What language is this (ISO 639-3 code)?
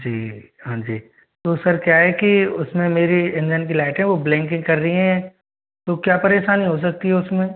hin